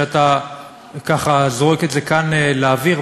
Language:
Hebrew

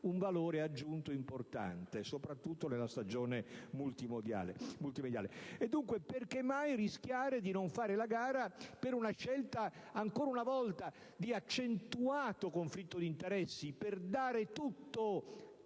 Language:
Italian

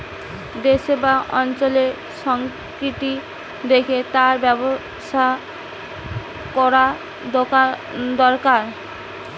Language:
Bangla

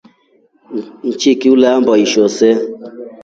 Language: Rombo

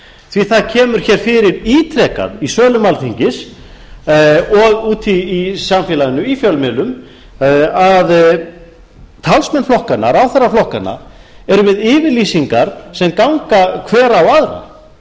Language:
Icelandic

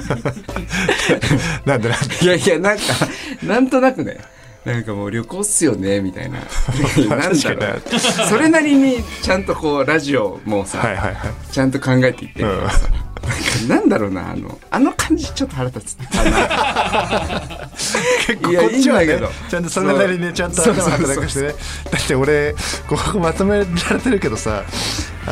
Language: Japanese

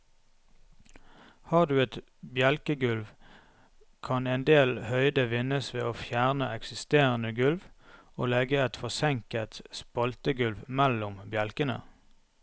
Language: Norwegian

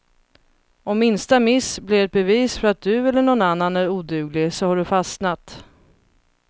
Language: Swedish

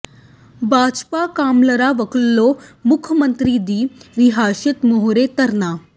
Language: Punjabi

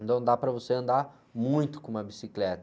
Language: Portuguese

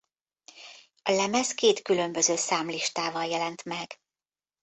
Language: Hungarian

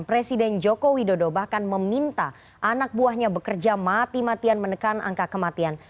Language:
Indonesian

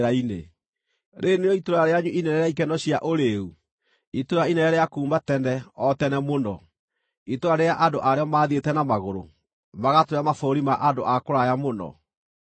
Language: Kikuyu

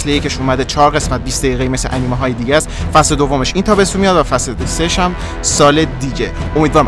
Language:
Persian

